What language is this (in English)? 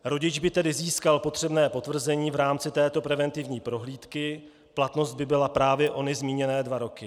Czech